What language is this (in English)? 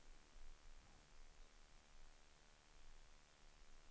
Swedish